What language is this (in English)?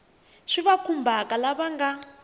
Tsonga